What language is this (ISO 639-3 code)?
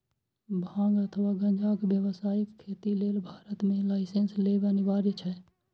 mai